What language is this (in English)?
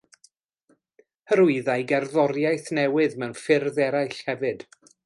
Welsh